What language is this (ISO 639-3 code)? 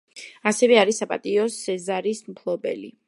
kat